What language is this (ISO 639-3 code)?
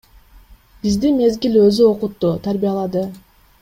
kir